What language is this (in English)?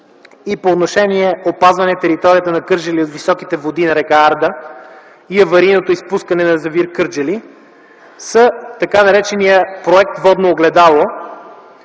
Bulgarian